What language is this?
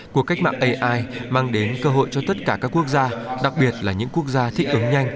Vietnamese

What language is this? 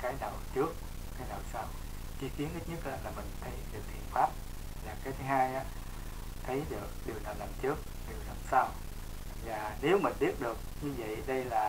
Vietnamese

